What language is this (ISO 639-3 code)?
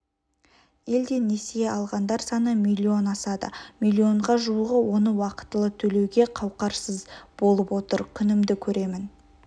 kaz